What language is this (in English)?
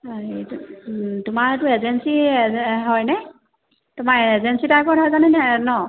Assamese